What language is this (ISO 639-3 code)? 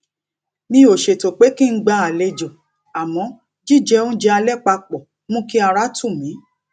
yor